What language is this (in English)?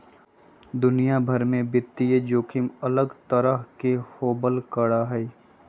Magahi